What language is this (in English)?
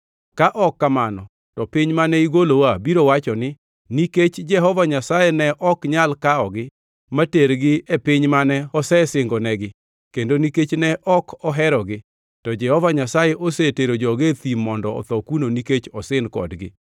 Luo (Kenya and Tanzania)